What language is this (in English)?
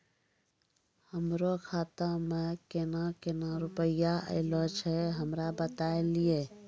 Maithili